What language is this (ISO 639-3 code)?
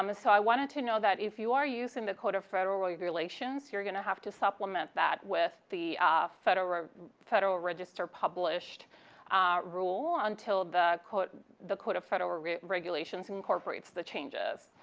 eng